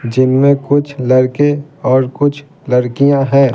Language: Hindi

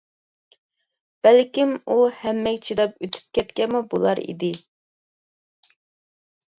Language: Uyghur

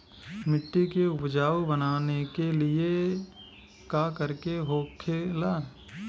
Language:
Bhojpuri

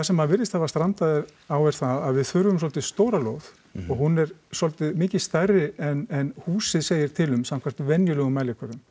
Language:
Icelandic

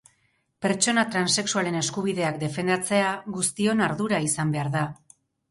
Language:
Basque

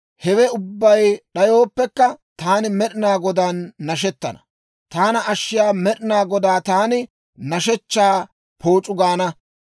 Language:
Dawro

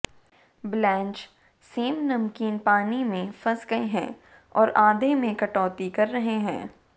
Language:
Hindi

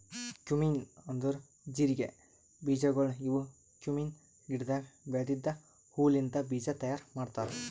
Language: Kannada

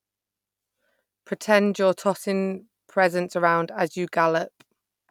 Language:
English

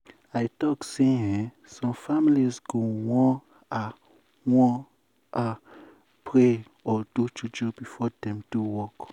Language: Nigerian Pidgin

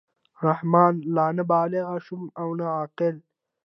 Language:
Pashto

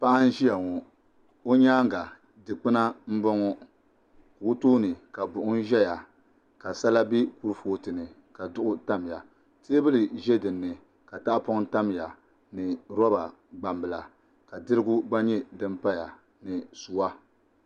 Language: Dagbani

